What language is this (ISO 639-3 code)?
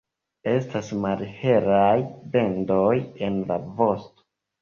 epo